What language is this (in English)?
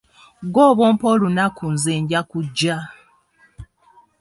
Ganda